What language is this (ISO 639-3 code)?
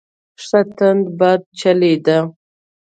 pus